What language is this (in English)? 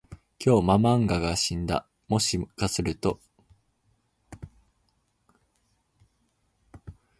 Japanese